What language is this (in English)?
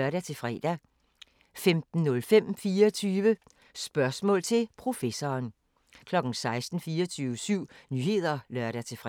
Danish